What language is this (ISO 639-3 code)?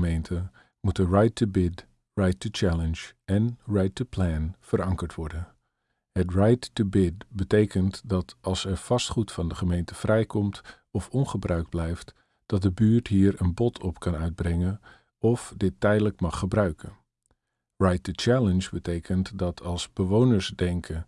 nld